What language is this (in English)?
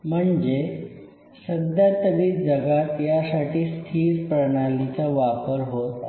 Marathi